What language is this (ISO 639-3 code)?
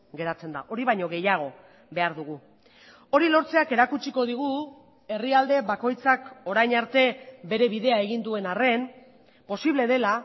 eus